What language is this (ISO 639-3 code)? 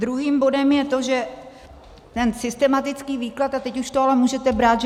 ces